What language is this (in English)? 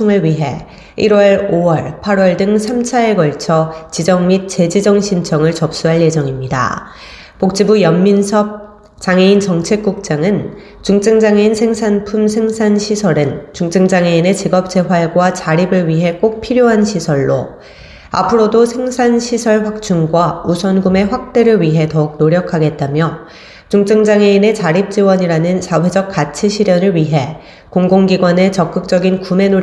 Korean